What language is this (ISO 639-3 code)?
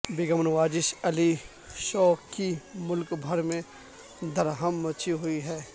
urd